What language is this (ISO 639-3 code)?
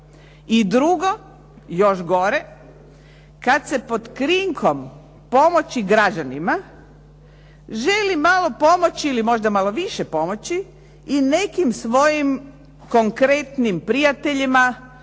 hrv